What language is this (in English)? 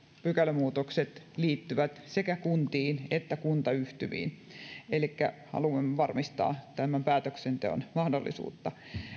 Finnish